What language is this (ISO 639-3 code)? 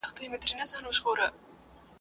pus